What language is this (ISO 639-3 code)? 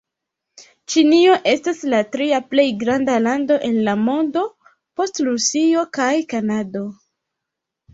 epo